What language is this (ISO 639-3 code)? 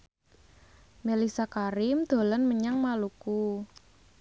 jav